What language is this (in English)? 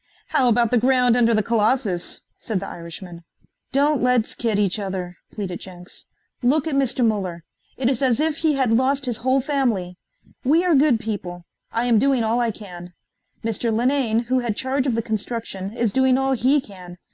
English